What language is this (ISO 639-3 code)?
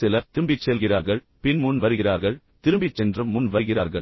tam